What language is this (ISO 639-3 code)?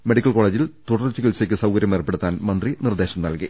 mal